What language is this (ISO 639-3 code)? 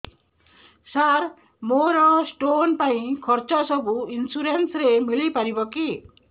ori